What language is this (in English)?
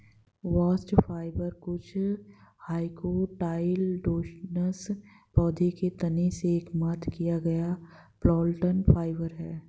Hindi